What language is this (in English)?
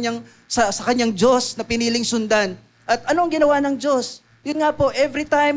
Filipino